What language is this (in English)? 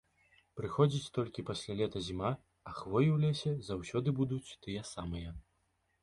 Belarusian